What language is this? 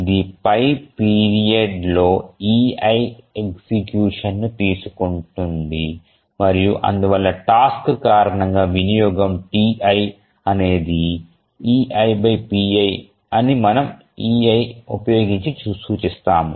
Telugu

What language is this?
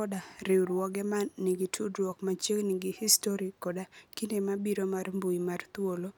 Luo (Kenya and Tanzania)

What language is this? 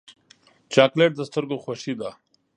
Pashto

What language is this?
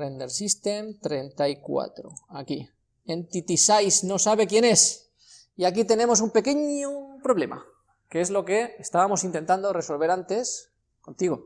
Spanish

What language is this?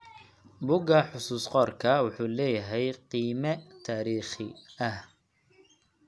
Somali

